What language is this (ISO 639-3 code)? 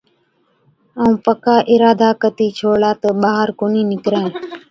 odk